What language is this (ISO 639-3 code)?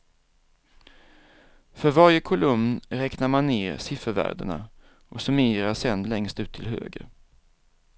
swe